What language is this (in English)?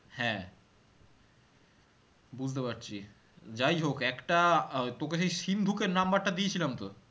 Bangla